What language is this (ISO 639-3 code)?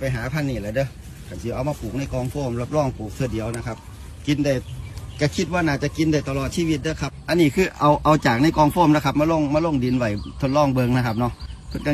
tha